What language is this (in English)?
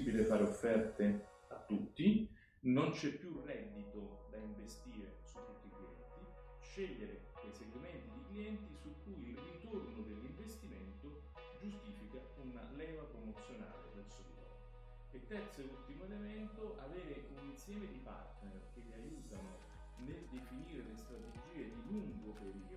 Italian